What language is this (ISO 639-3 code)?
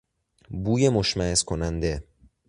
fas